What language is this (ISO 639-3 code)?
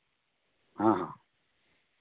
sat